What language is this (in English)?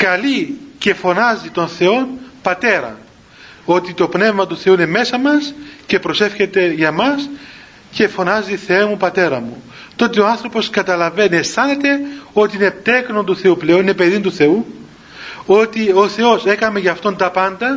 Greek